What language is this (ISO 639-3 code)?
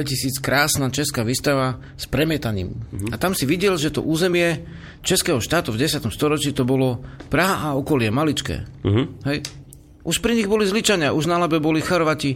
slk